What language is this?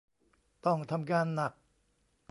Thai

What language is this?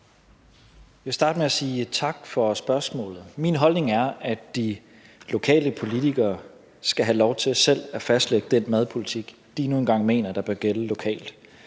Danish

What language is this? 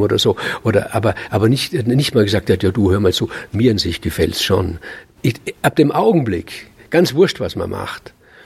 German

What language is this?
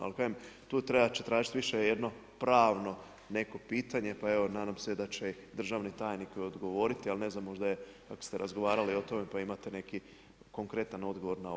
Croatian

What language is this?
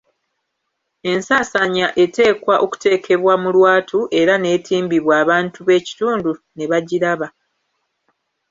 Ganda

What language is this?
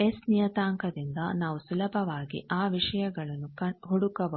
Kannada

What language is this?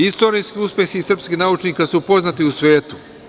Serbian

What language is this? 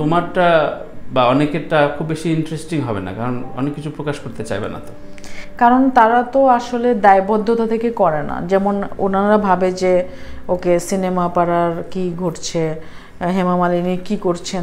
English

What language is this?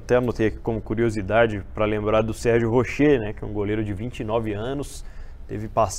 Portuguese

